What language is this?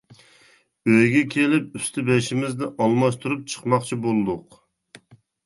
Uyghur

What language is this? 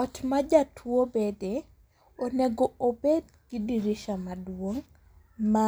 Luo (Kenya and Tanzania)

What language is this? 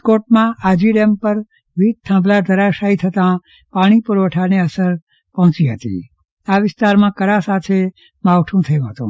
Gujarati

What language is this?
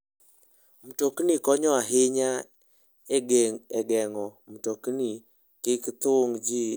Luo (Kenya and Tanzania)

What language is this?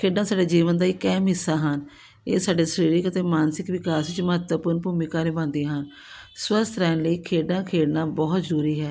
Punjabi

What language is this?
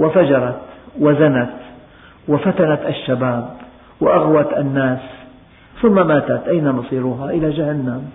Arabic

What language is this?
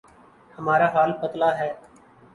Urdu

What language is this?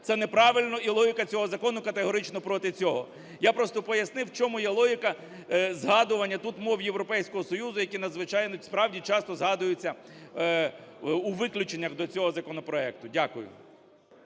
Ukrainian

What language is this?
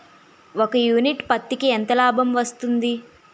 Telugu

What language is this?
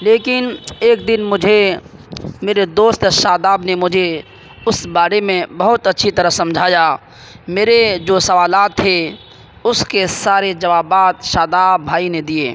Urdu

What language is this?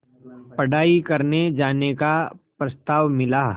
Hindi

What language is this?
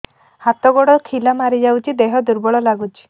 Odia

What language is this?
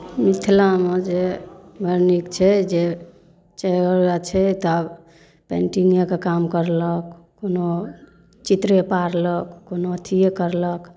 Maithili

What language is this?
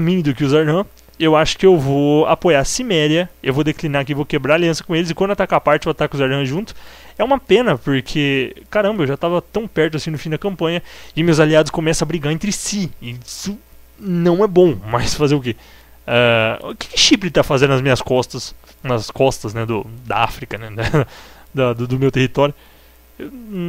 Portuguese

